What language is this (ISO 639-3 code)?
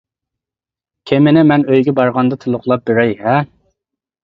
uig